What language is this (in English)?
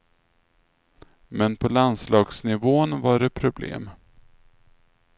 Swedish